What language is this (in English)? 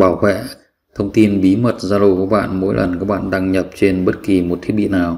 Vietnamese